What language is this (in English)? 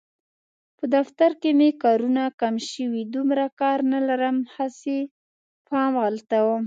Pashto